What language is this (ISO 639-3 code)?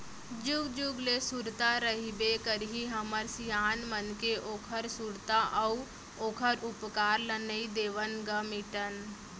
hne